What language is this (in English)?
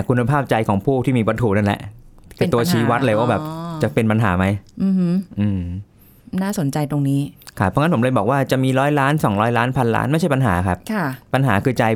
Thai